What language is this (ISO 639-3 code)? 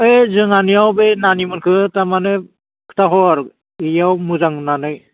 brx